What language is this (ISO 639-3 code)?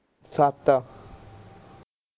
pan